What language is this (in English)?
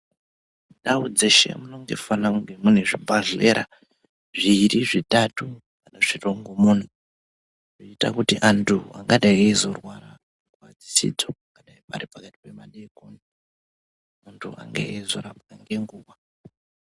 Ndau